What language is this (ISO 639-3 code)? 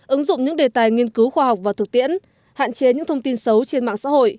vie